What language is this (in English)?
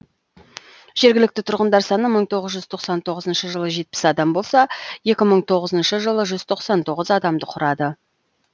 Kazakh